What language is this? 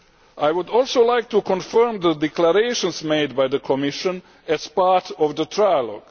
English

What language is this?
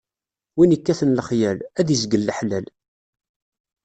Kabyle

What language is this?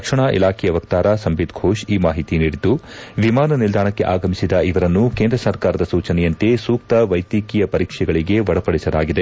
Kannada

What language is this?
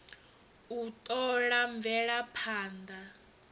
Venda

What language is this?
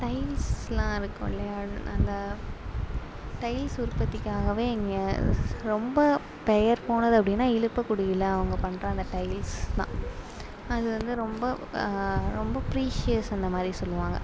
Tamil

